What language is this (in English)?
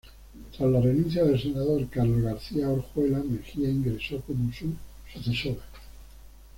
Spanish